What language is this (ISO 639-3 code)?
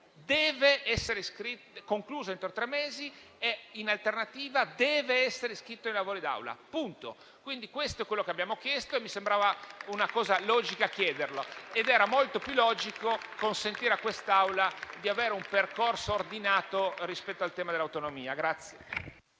ita